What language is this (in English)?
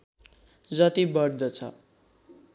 Nepali